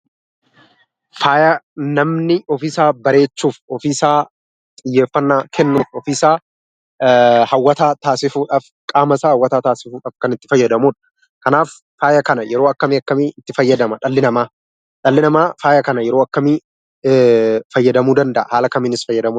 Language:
Oromo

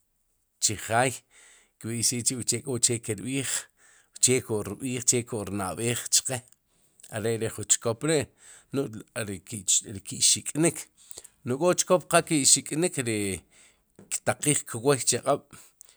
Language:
Sipacapense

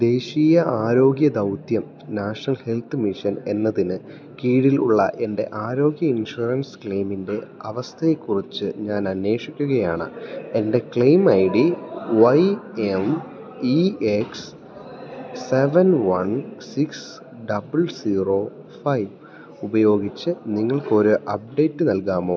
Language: Malayalam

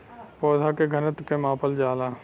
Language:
Bhojpuri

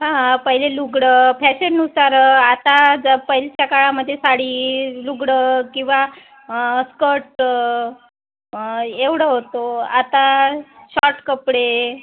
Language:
Marathi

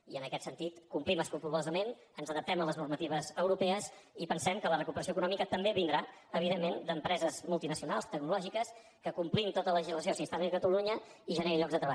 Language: Catalan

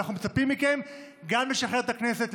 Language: Hebrew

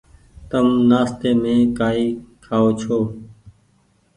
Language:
Goaria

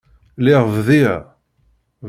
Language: Kabyle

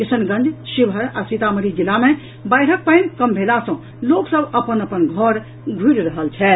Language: Maithili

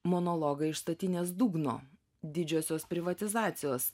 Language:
Lithuanian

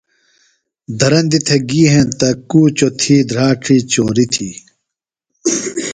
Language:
Phalura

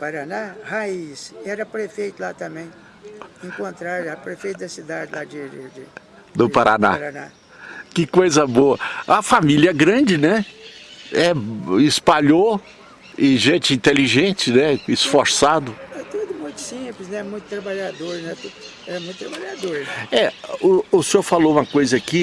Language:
Portuguese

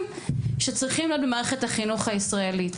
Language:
Hebrew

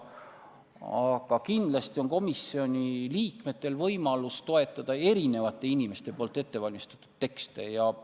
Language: Estonian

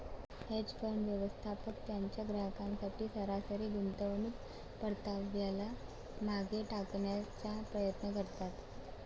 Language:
Marathi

